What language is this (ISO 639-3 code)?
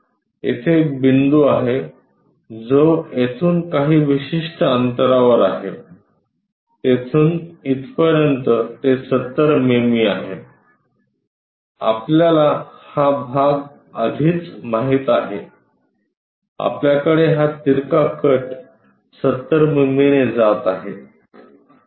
mar